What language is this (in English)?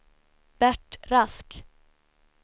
Swedish